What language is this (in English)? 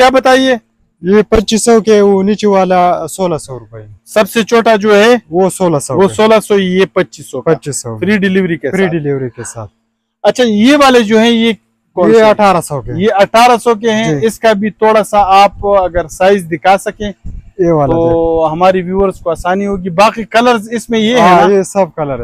Hindi